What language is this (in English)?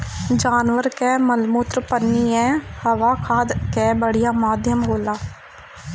Bhojpuri